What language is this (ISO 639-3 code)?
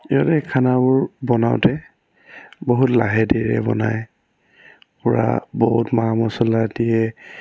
asm